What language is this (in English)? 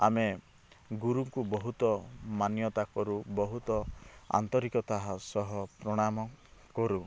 Odia